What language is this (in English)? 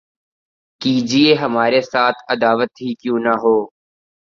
Urdu